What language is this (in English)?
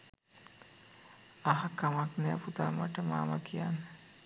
Sinhala